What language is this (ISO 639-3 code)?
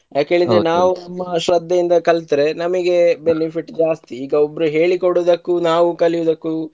kan